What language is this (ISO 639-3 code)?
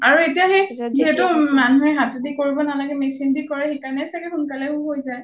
asm